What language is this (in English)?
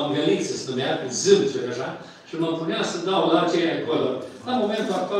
Romanian